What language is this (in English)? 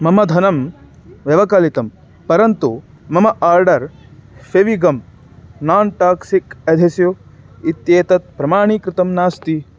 Sanskrit